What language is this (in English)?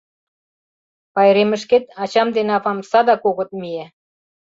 Mari